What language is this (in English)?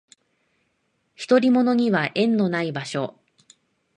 Japanese